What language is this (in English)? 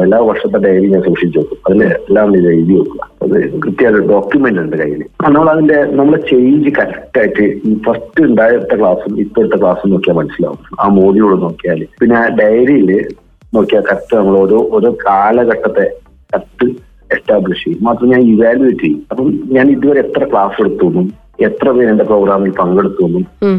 Malayalam